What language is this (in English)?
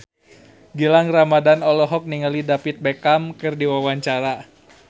Sundanese